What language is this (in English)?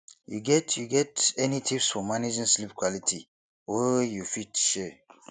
Nigerian Pidgin